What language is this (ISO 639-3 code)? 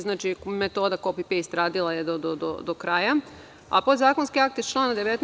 srp